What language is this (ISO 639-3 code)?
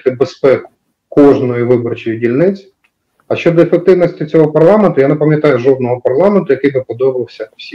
ukr